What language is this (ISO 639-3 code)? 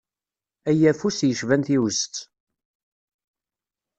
kab